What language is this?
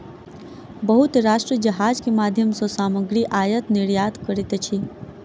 Maithili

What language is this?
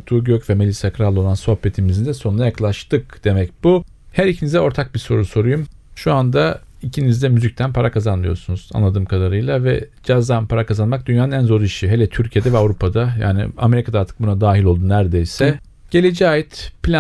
Turkish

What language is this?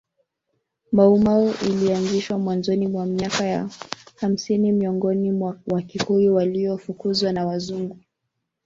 Swahili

